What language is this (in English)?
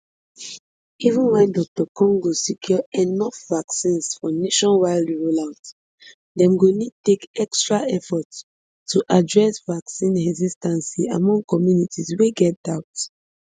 Nigerian Pidgin